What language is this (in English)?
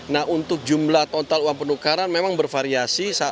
Indonesian